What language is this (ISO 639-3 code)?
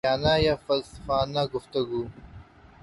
urd